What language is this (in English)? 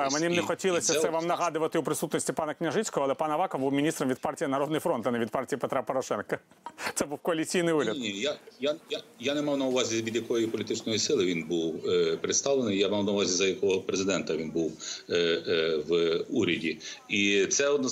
Ukrainian